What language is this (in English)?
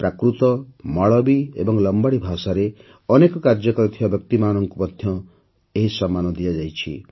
Odia